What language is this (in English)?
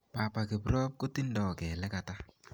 Kalenjin